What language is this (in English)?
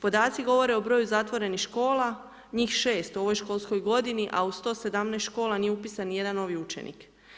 Croatian